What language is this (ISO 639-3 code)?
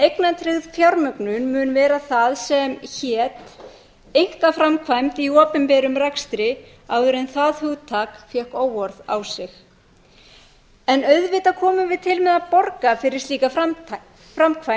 isl